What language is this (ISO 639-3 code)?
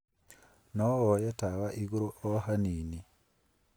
kik